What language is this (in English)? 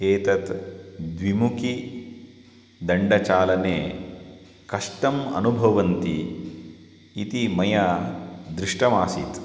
Sanskrit